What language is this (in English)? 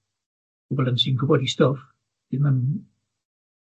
Welsh